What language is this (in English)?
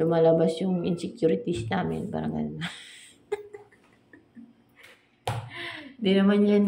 Filipino